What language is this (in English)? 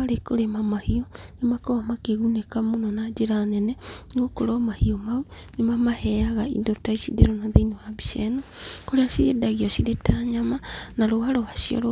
Kikuyu